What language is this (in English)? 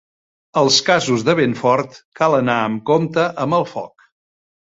Catalan